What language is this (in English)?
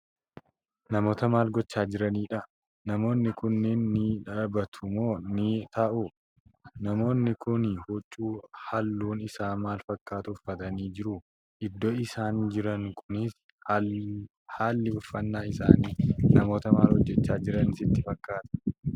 Oromo